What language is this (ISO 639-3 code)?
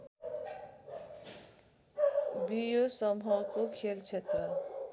nep